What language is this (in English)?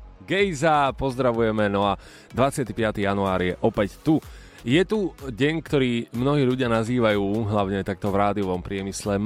Slovak